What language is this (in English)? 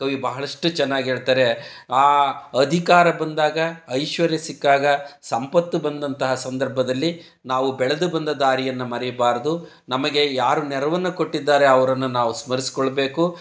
Kannada